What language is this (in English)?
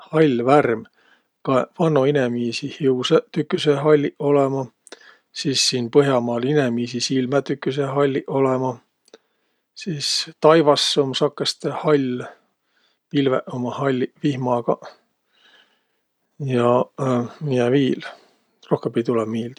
Võro